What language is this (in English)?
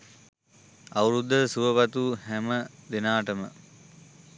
Sinhala